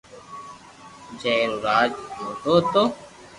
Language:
Loarki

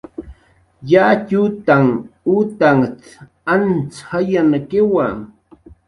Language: Jaqaru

